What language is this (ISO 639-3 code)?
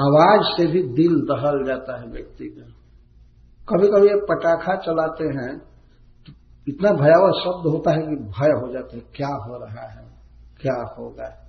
hin